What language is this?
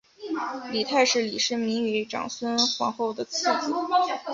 Chinese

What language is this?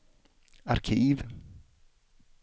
Swedish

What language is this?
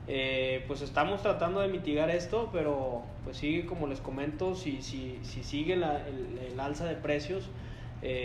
Spanish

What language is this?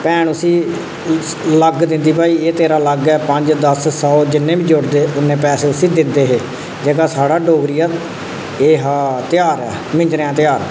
Dogri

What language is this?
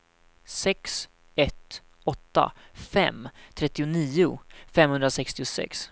Swedish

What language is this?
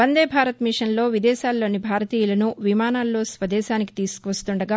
Telugu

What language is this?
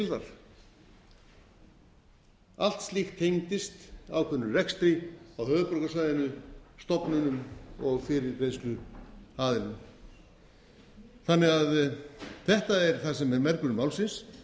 Icelandic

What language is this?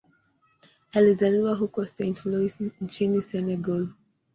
Swahili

